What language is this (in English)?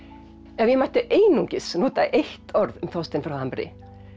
Icelandic